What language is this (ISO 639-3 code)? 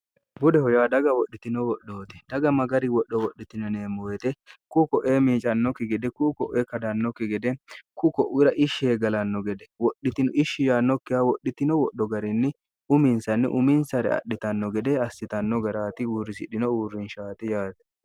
sid